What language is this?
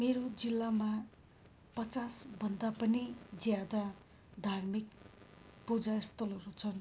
Nepali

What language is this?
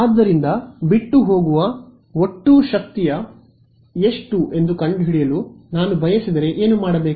Kannada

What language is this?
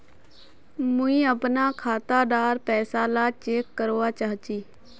Magahi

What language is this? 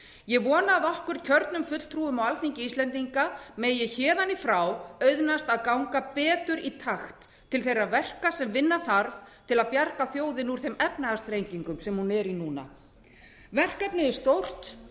Icelandic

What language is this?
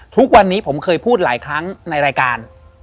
Thai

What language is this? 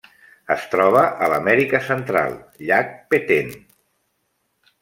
Catalan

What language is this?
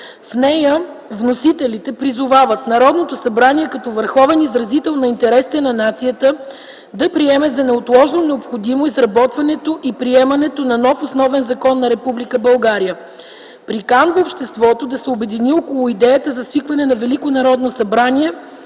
Bulgarian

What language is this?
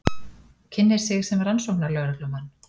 Icelandic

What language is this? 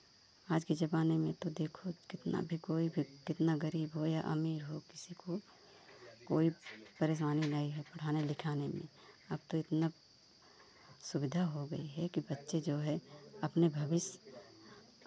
Hindi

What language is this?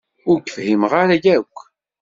Kabyle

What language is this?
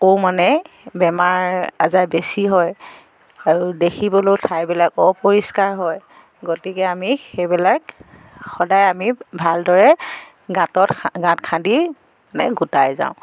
Assamese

